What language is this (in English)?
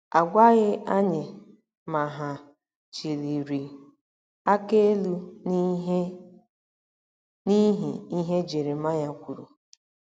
Igbo